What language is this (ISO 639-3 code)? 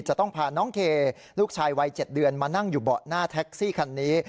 tha